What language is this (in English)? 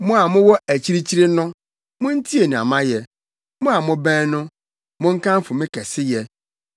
Akan